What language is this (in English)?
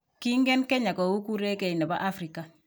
Kalenjin